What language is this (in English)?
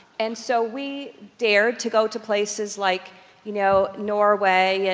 English